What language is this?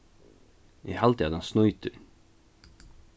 Faroese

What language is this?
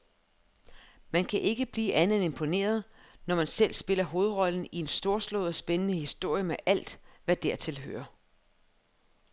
Danish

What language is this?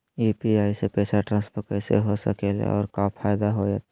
Magahi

